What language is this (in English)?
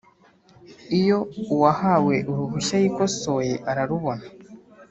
Kinyarwanda